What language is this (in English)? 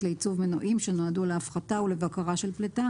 Hebrew